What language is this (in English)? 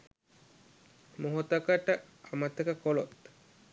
Sinhala